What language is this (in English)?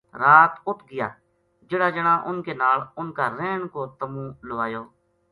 Gujari